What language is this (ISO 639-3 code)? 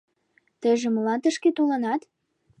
chm